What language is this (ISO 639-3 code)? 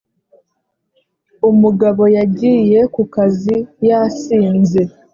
kin